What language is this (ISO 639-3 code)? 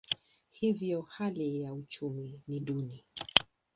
swa